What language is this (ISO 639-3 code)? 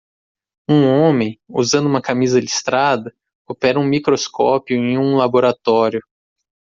por